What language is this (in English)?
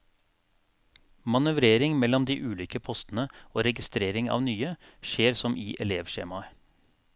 Norwegian